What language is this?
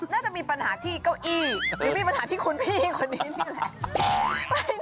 Thai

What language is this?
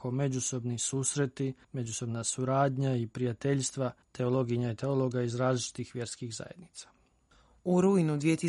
Croatian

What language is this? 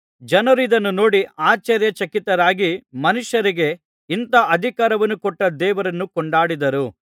Kannada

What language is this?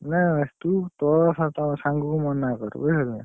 Odia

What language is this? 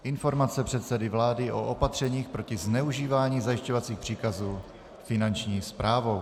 Czech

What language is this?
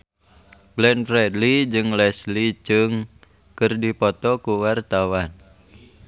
Sundanese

